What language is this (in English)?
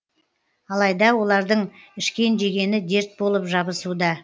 Kazakh